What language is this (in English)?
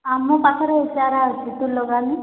Odia